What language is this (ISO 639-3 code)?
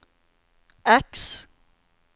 nor